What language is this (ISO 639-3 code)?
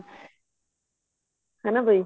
pan